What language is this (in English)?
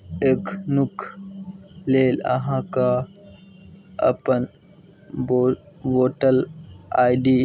Maithili